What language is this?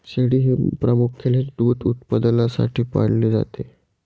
Marathi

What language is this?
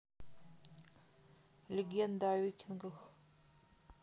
Russian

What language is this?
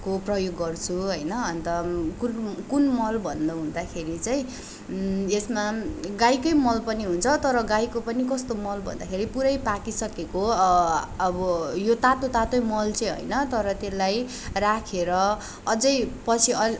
Nepali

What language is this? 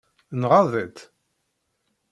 Kabyle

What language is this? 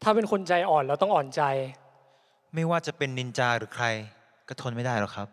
Thai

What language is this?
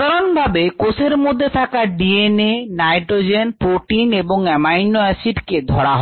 Bangla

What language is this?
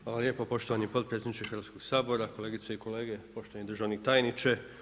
Croatian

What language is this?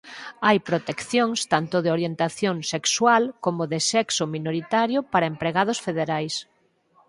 Galician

